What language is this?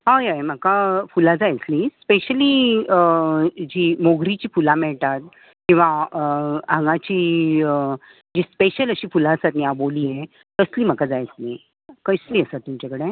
Konkani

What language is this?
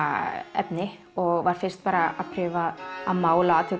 Icelandic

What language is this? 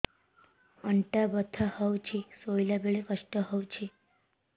Odia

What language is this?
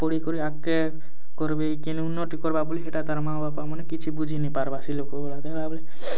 Odia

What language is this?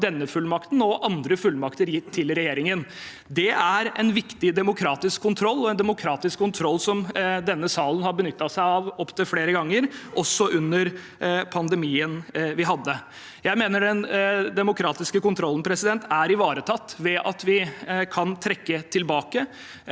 Norwegian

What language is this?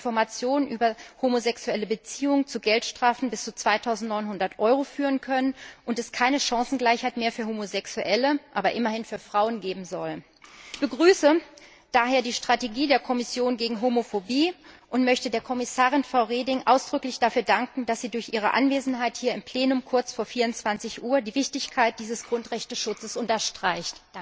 German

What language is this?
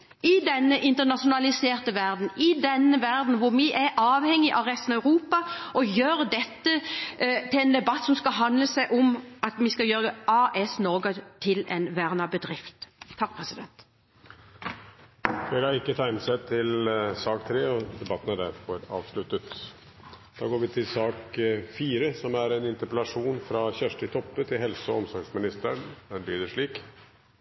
Norwegian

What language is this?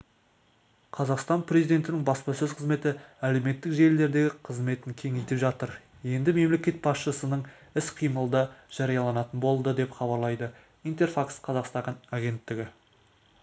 Kazakh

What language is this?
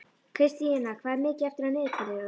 Icelandic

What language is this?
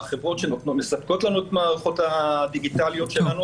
Hebrew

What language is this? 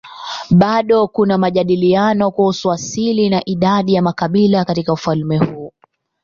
Swahili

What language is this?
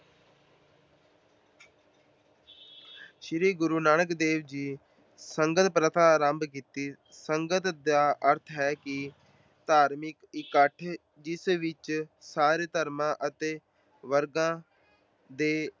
Punjabi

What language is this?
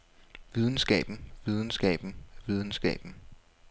Danish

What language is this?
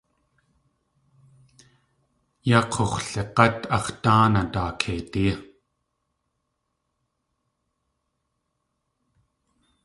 Tlingit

